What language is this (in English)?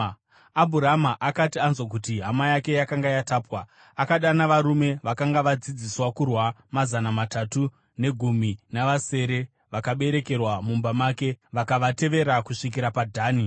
Shona